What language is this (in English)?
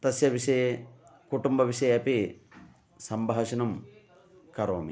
Sanskrit